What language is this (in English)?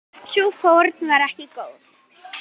Icelandic